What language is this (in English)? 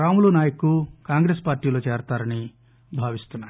Telugu